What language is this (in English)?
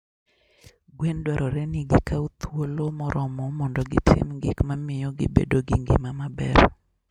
Luo (Kenya and Tanzania)